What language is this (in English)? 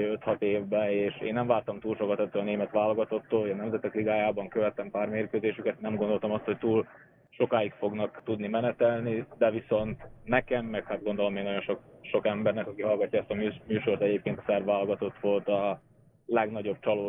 Hungarian